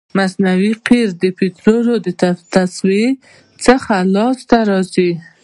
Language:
Pashto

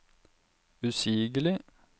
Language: Norwegian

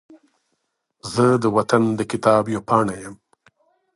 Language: Pashto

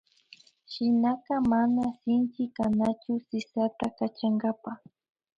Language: Imbabura Highland Quichua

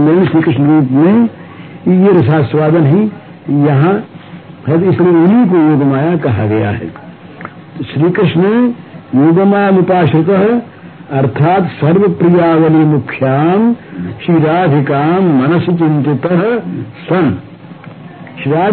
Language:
Hindi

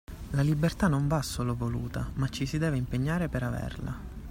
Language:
Italian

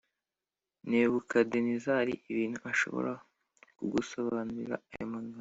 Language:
Kinyarwanda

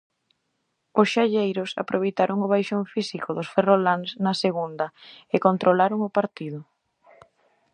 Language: Galician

